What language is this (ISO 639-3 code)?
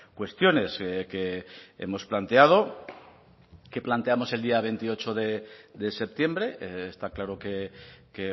spa